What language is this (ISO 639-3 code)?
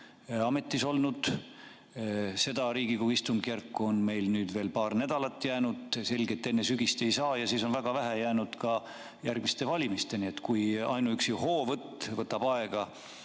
est